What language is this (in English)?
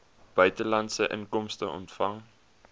Afrikaans